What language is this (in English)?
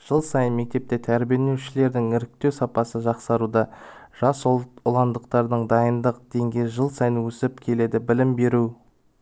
Kazakh